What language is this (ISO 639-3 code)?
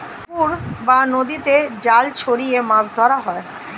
ben